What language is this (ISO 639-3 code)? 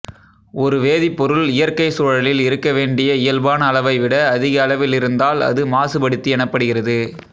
tam